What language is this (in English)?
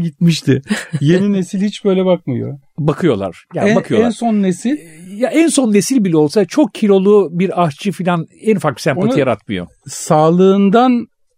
Turkish